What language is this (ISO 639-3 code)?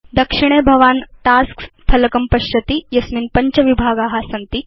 san